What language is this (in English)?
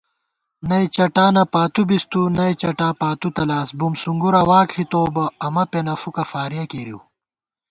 Gawar-Bati